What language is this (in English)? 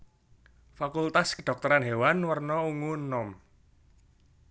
Javanese